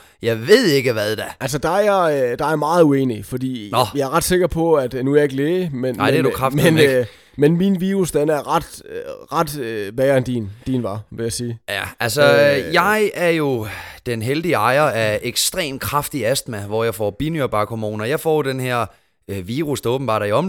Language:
Danish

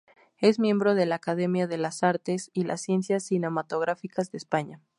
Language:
Spanish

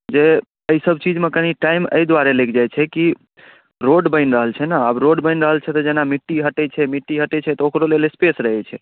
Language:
Maithili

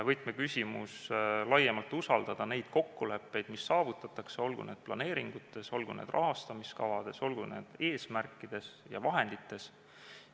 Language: Estonian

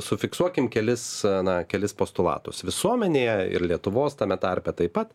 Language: Lithuanian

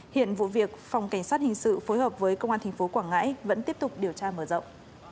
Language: Vietnamese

